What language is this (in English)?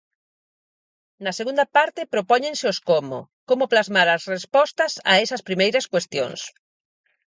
Galician